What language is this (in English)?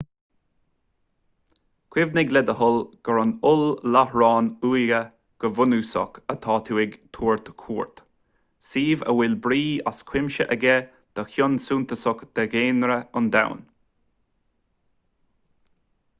Irish